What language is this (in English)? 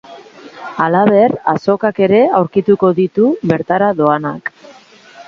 Basque